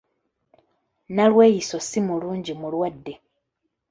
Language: Ganda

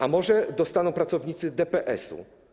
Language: Polish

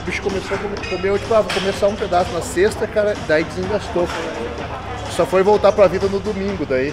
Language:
Portuguese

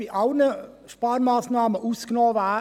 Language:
Swiss German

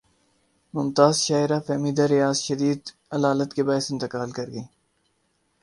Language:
Urdu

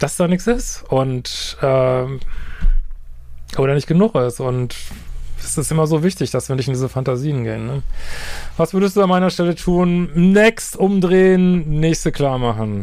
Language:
German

